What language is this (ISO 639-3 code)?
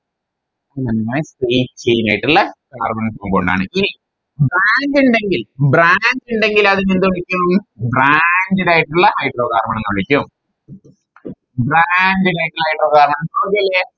mal